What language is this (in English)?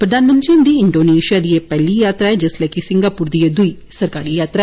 Dogri